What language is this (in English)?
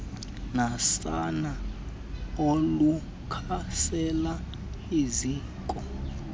Xhosa